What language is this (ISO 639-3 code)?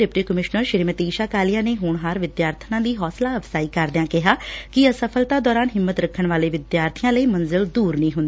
pan